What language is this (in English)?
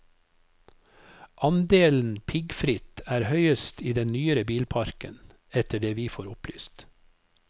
Norwegian